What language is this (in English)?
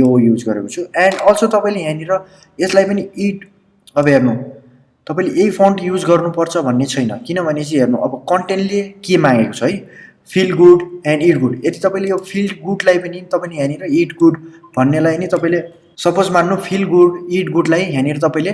Nepali